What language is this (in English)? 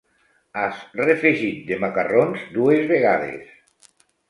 Catalan